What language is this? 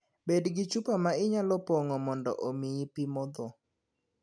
Luo (Kenya and Tanzania)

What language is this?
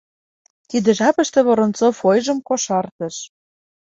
Mari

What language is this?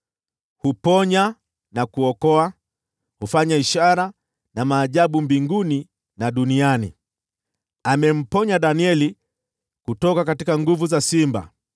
Swahili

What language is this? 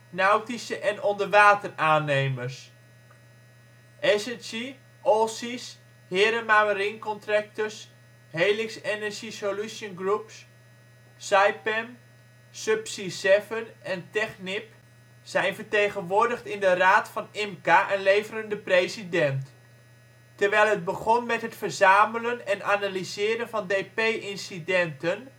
Dutch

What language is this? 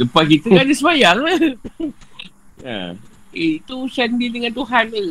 Malay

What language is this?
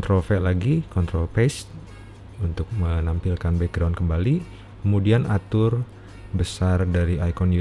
Indonesian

